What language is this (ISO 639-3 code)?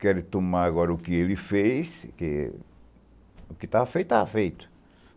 por